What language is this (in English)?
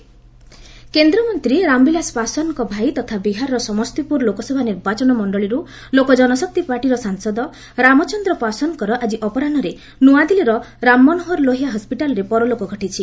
Odia